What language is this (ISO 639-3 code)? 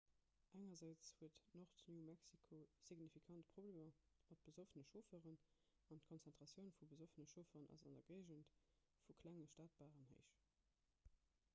ltz